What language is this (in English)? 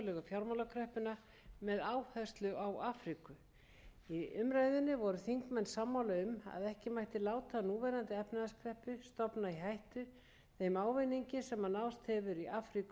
Icelandic